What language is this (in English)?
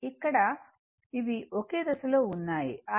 Telugu